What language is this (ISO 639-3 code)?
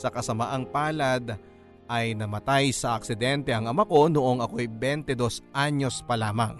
fil